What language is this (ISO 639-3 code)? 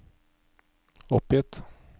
nor